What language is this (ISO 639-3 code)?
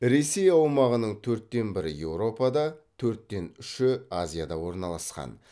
kaz